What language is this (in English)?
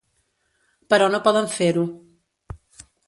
Catalan